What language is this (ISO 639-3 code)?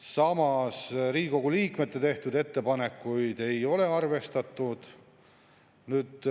est